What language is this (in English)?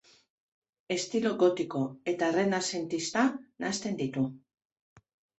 Basque